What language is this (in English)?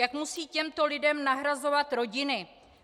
Czech